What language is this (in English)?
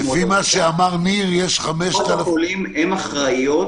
Hebrew